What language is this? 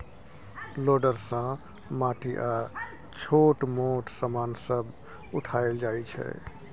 Maithili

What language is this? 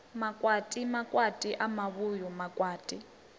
Venda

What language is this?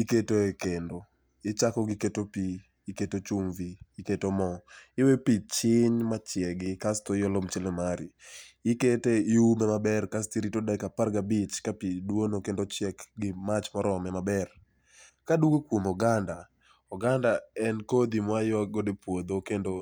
Luo (Kenya and Tanzania)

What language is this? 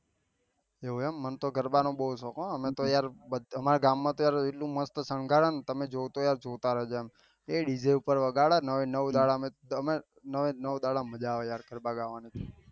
Gujarati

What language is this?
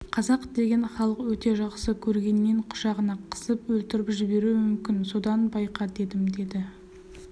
Kazakh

